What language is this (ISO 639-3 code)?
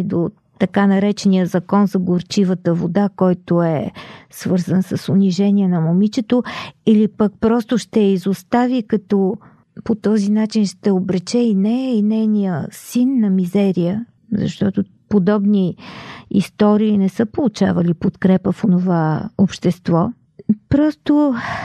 bul